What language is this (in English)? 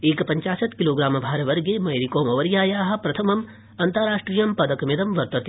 Sanskrit